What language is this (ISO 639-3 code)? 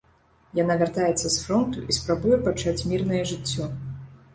bel